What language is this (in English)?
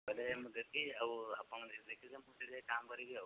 Odia